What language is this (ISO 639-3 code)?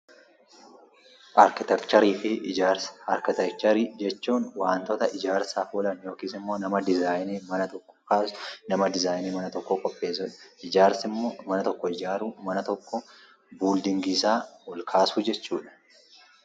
orm